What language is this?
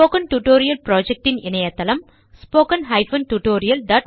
Tamil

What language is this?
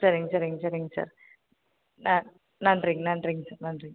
Tamil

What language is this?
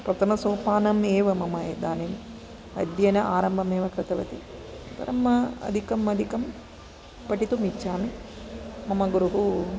Sanskrit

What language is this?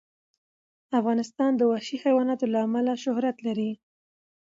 Pashto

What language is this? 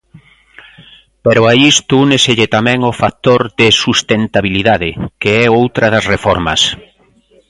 Galician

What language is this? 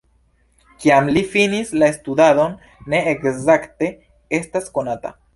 Esperanto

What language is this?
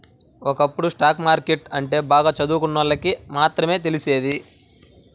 Telugu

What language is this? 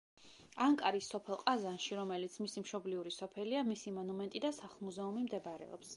Georgian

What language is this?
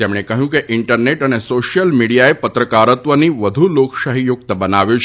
Gujarati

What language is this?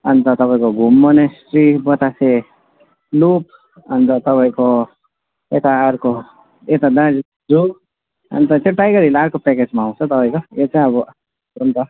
Nepali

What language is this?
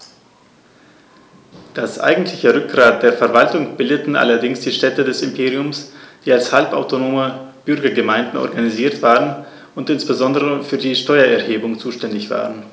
German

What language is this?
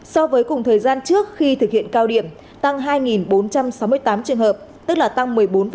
Vietnamese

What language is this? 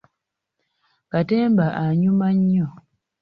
Ganda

